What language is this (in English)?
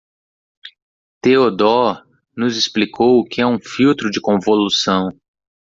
Portuguese